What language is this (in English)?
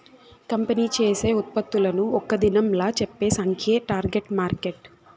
Telugu